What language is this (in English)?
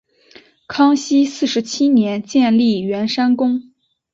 Chinese